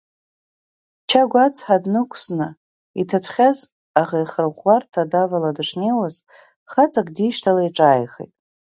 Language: Abkhazian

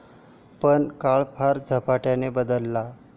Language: Marathi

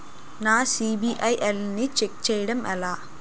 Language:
Telugu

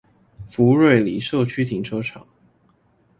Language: Chinese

